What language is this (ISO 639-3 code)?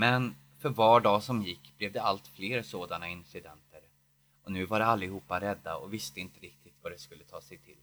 swe